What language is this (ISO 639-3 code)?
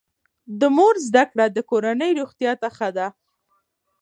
pus